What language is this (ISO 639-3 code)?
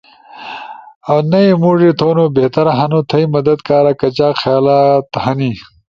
ush